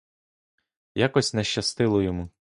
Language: Ukrainian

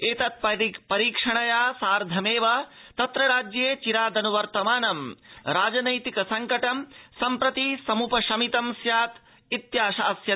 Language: Sanskrit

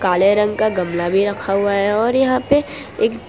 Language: Hindi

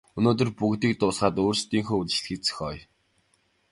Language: Mongolian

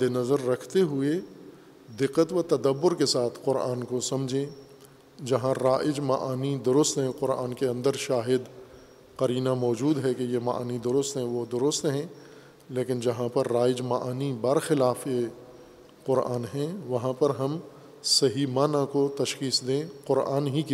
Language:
Urdu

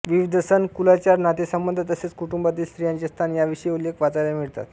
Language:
Marathi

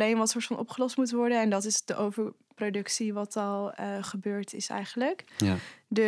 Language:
Dutch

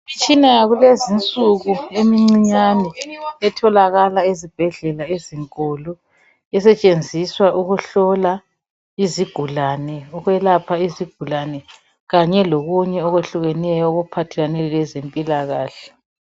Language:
North Ndebele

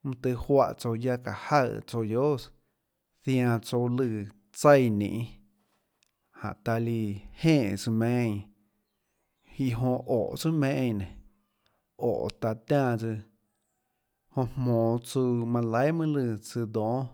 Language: Tlacoatzintepec Chinantec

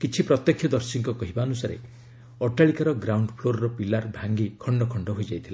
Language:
Odia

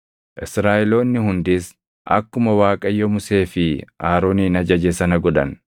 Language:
Oromo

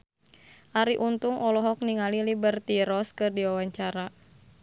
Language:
Sundanese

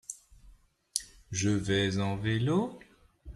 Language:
French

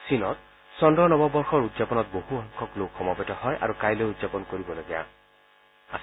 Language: Assamese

